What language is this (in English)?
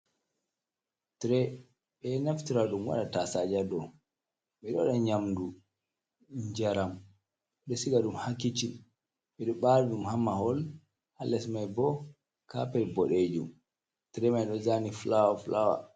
Fula